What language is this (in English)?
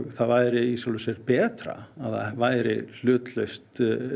Icelandic